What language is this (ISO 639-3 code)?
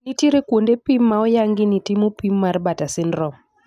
luo